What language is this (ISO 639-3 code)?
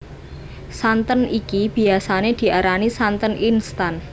jav